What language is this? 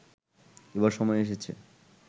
Bangla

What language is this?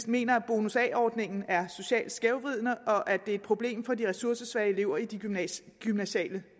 Danish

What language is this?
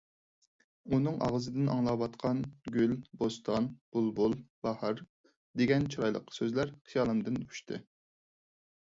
Uyghur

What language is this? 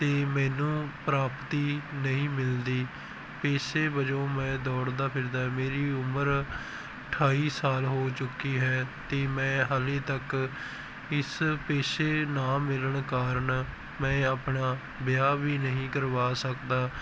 Punjabi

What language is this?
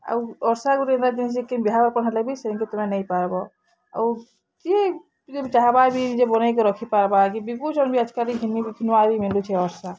Odia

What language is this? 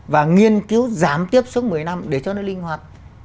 Vietnamese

